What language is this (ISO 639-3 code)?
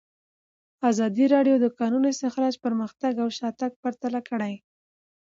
pus